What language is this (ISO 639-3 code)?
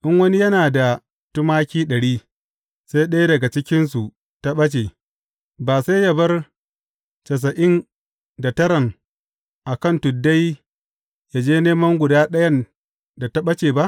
hau